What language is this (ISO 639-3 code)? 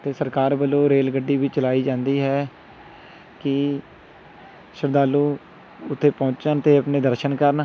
pan